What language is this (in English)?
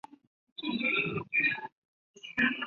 Chinese